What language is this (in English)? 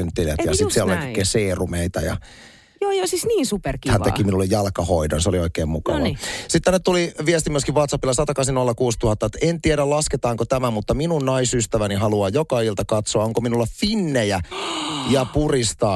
Finnish